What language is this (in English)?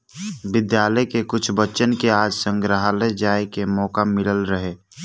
Bhojpuri